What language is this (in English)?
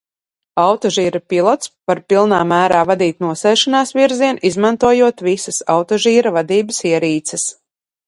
Latvian